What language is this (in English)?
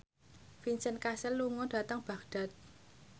Javanese